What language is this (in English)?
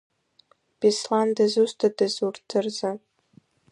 Abkhazian